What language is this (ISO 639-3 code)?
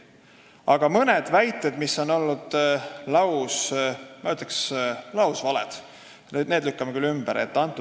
est